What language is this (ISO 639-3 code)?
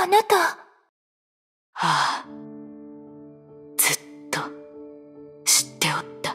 jpn